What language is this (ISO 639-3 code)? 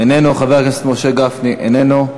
heb